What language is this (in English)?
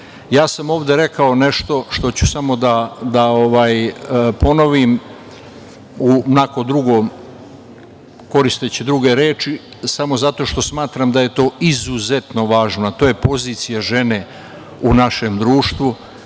Serbian